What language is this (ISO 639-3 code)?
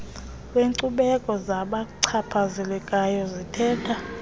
xho